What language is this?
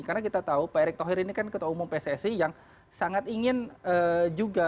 Indonesian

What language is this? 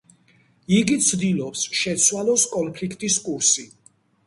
Georgian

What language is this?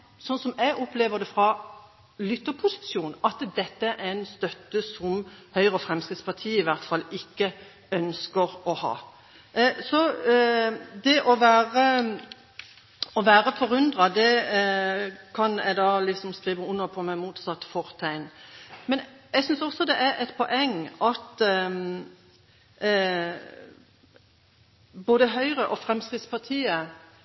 Norwegian Bokmål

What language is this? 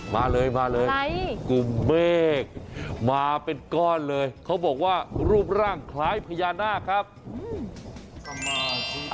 Thai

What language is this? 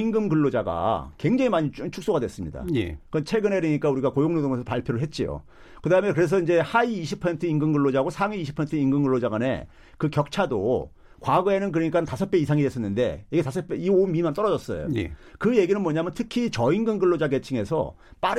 Korean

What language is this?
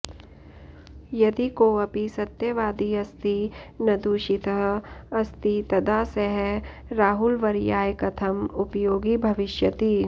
Sanskrit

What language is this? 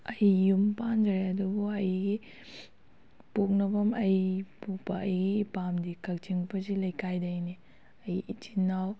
Manipuri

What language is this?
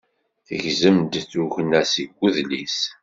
Kabyle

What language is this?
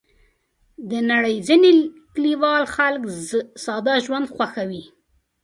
Pashto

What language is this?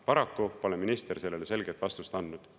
Estonian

